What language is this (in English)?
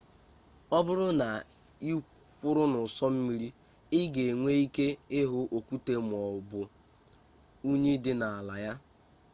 Igbo